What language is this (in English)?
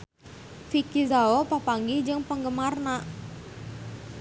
Sundanese